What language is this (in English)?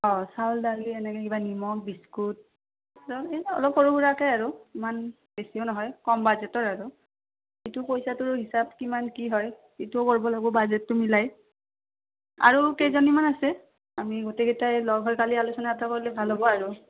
Assamese